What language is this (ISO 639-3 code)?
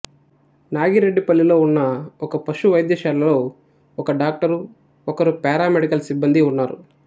tel